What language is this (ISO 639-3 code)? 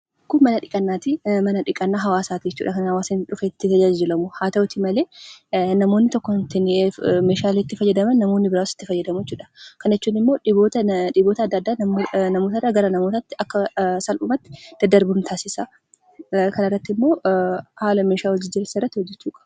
orm